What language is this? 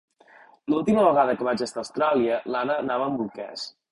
Catalan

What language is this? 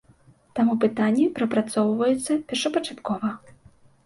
Belarusian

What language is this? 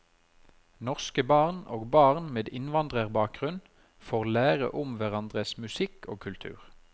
Norwegian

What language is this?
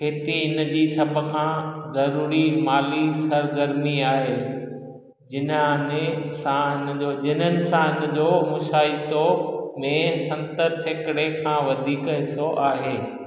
Sindhi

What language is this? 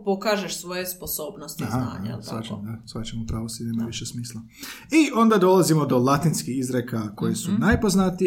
Croatian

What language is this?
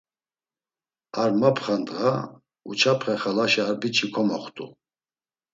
Laz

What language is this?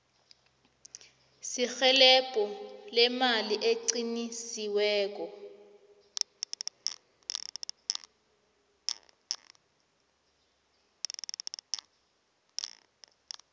South Ndebele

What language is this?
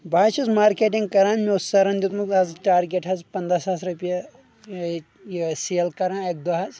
Kashmiri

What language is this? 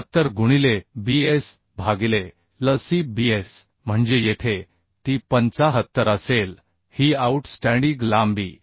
Marathi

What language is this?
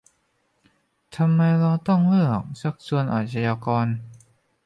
Thai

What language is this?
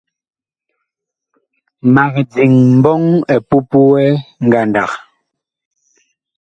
Bakoko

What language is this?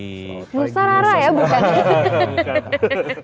Indonesian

